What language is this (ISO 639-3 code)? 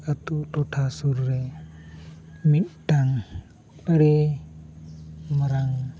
sat